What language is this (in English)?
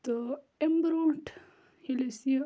Kashmiri